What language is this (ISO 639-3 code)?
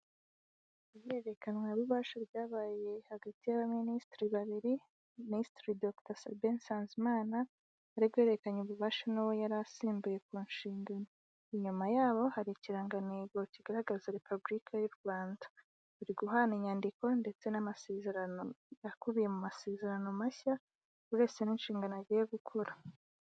kin